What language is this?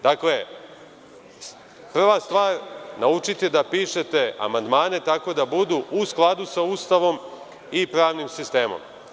Serbian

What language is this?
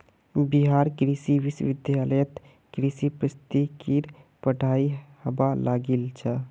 Magahi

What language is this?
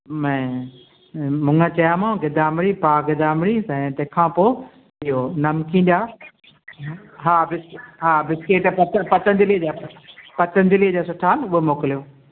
Sindhi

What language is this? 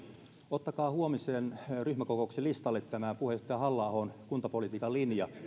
Finnish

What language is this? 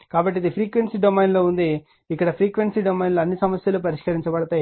Telugu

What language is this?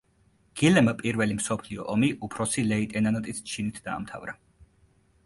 Georgian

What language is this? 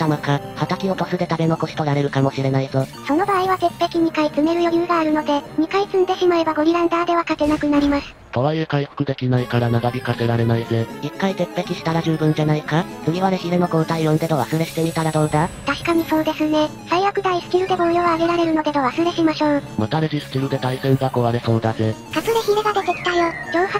Japanese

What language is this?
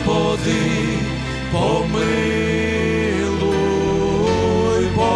Ukrainian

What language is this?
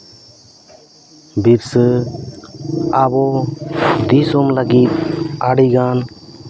Santali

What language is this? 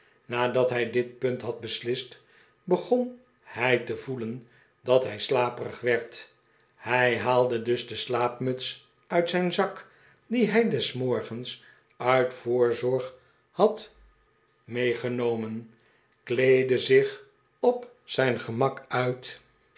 Dutch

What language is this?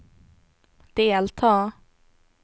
Swedish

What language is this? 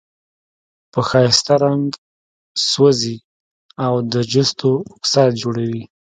Pashto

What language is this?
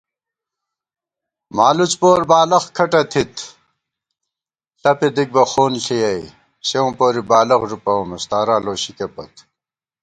Gawar-Bati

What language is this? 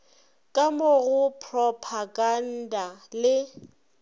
Northern Sotho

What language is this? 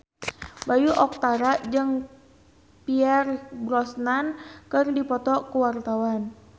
Sundanese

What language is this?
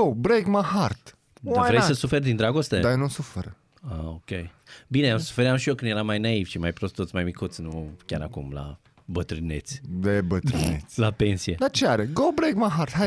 Romanian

